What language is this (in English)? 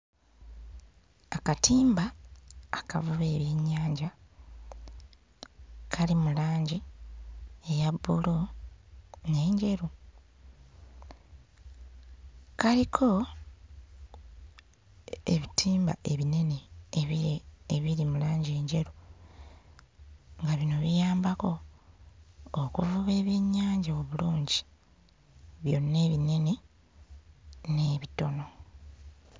Ganda